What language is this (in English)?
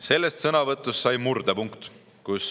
Estonian